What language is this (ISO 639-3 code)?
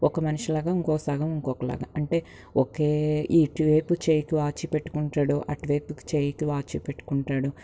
tel